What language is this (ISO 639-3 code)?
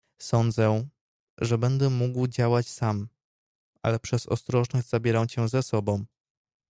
pol